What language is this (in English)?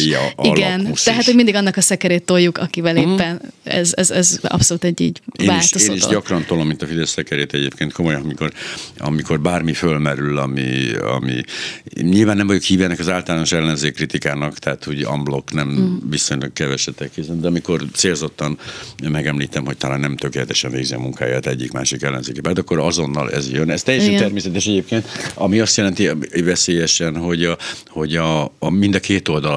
Hungarian